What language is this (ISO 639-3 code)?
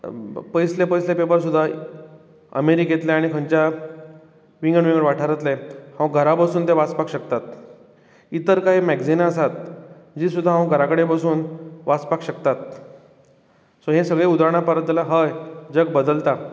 kok